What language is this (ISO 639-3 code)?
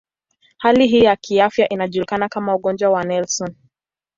swa